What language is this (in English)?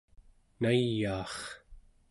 Central Yupik